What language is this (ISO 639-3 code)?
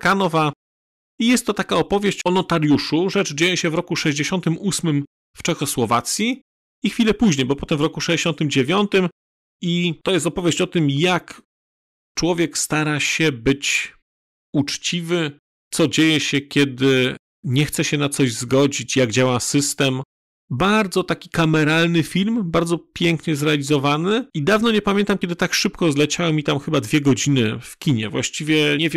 pol